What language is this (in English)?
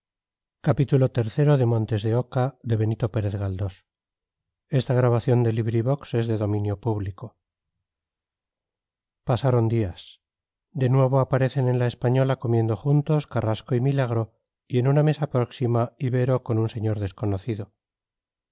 Spanish